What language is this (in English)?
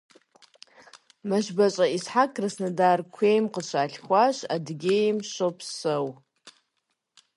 Kabardian